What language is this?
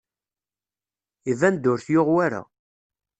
Kabyle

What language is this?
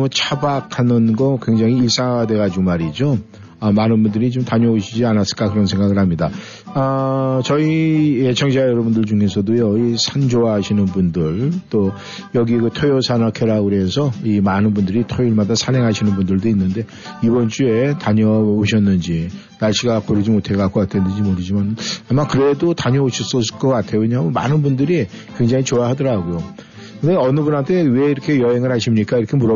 Korean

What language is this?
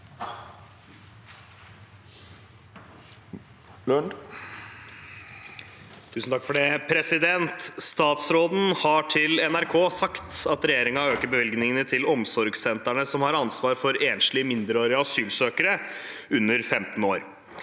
Norwegian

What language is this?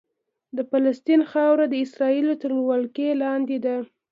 Pashto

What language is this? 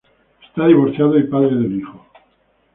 Spanish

